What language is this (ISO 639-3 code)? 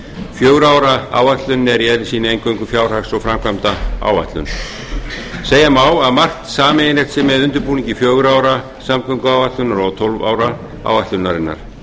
isl